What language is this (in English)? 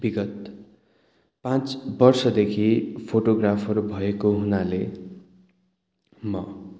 Nepali